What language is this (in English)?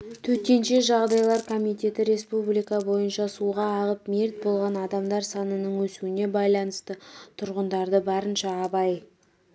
Kazakh